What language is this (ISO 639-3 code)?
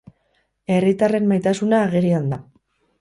eus